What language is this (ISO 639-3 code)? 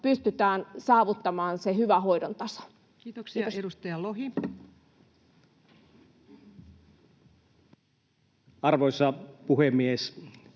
fin